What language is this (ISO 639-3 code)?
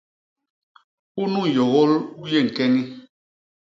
bas